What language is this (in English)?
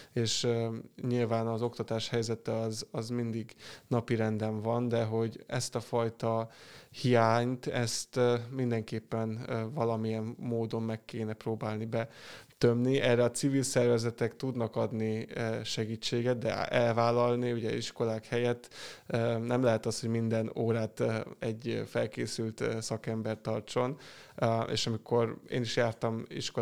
Hungarian